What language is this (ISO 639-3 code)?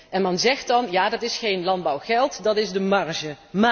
nld